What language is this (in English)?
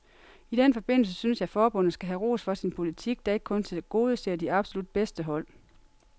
Danish